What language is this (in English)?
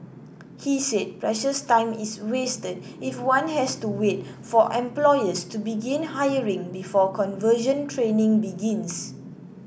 English